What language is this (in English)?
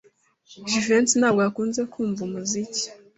Kinyarwanda